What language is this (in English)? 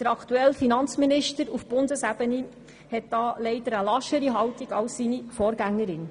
Swiss German